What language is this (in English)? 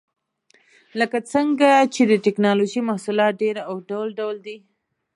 Pashto